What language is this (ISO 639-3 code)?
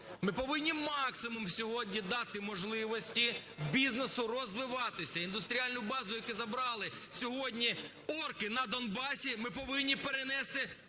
ukr